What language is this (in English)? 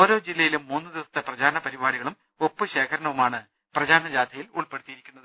Malayalam